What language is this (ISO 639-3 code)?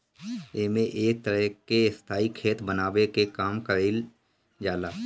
bho